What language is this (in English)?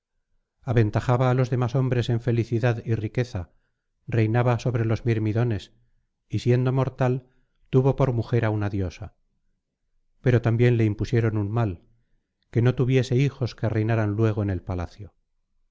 Spanish